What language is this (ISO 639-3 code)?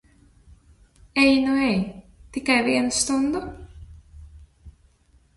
lav